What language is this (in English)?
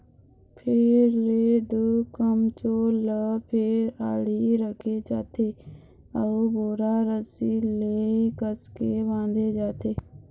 Chhattisgarhi